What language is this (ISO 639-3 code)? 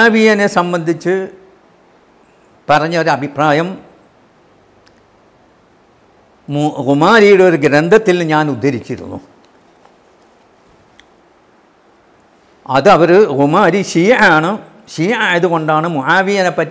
ara